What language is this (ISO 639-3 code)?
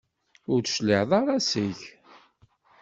kab